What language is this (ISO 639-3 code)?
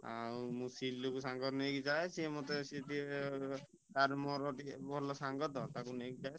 ori